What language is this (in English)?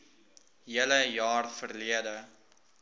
Afrikaans